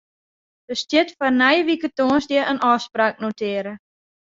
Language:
Western Frisian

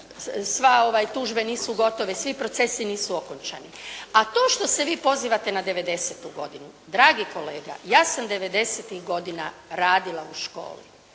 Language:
Croatian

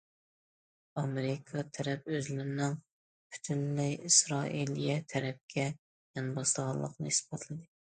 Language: Uyghur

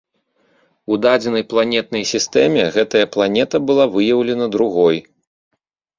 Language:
Belarusian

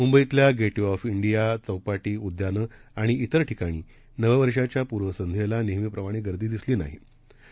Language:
Marathi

